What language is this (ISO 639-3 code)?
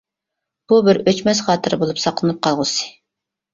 uig